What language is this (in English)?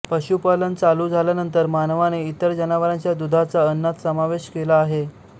Marathi